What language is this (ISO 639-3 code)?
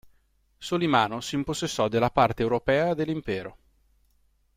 ita